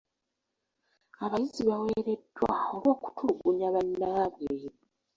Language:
Ganda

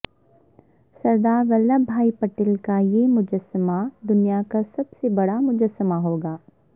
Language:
Urdu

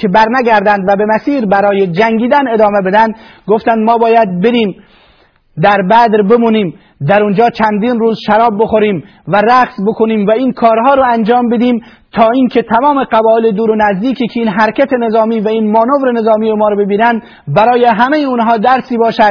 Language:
Persian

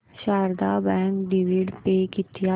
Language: Marathi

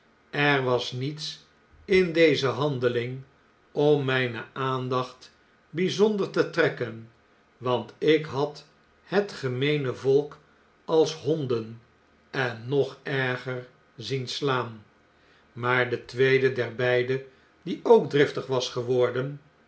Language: Dutch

